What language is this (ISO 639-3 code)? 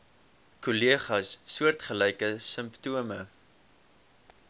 afr